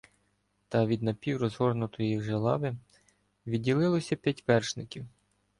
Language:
Ukrainian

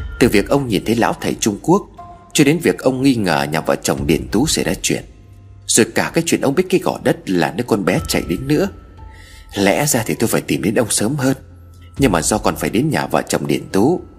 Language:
Vietnamese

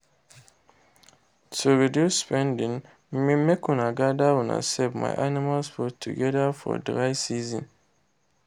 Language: Nigerian Pidgin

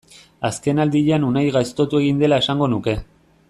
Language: Basque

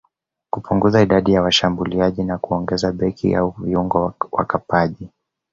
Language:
Swahili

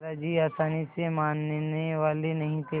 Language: Hindi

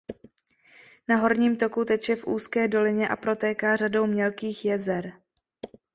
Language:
Czech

